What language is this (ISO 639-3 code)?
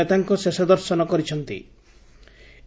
ori